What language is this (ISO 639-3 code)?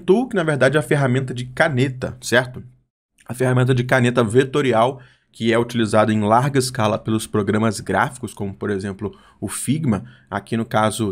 por